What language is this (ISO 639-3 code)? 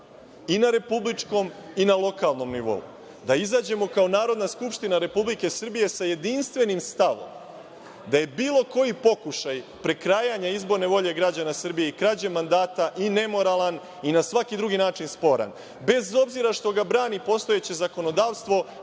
srp